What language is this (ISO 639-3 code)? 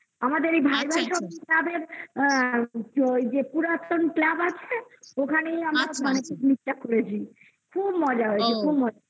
ben